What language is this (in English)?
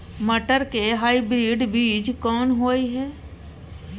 Maithili